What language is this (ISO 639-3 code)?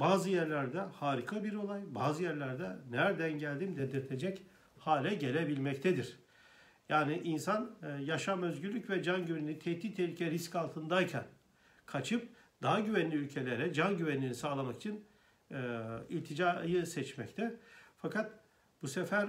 tur